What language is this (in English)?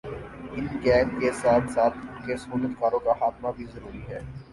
Urdu